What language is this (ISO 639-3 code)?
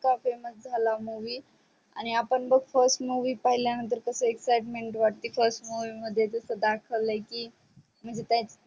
mar